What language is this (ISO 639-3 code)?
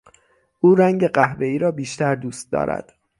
fas